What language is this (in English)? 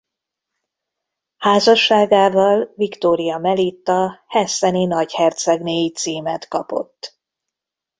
Hungarian